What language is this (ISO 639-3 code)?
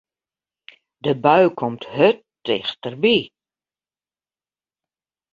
fry